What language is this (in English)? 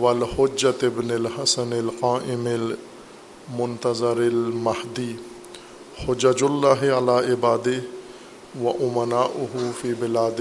Urdu